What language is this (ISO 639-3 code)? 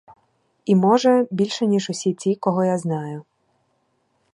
ukr